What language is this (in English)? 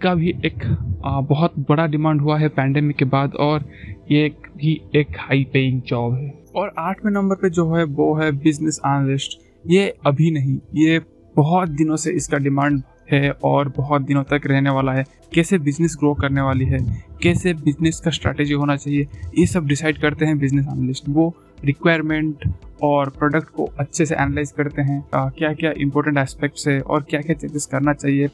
Hindi